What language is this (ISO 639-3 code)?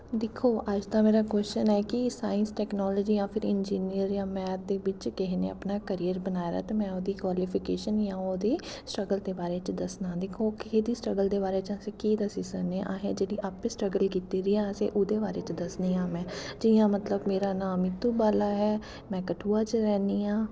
doi